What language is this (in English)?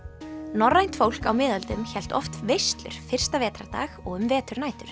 Icelandic